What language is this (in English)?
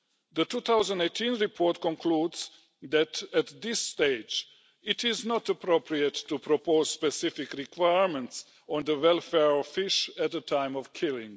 English